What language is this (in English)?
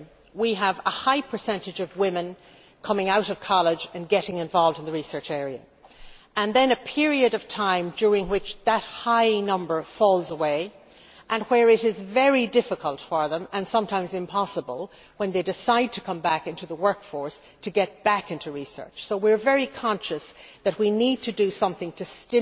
English